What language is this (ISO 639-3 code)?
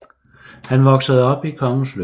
dan